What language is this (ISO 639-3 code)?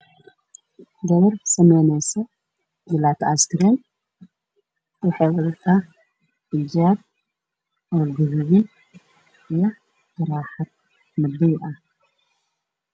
som